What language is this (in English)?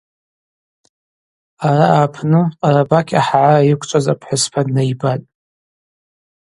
Abaza